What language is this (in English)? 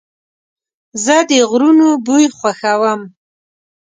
Pashto